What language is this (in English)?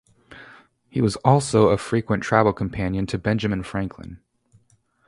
English